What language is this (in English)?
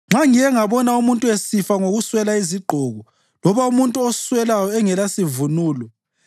North Ndebele